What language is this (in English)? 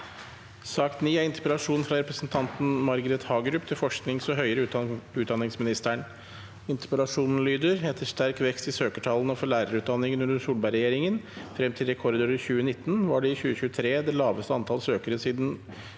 Norwegian